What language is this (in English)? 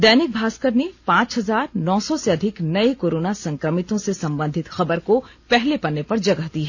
Hindi